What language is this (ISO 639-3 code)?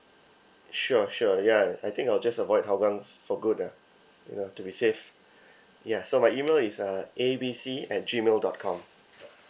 eng